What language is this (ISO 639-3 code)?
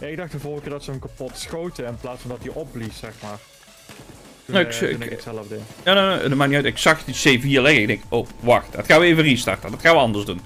nld